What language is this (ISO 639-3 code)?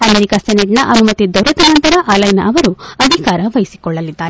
kan